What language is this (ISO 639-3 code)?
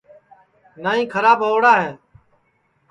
ssi